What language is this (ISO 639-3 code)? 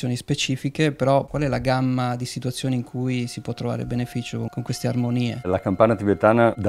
ita